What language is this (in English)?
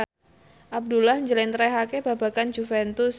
Javanese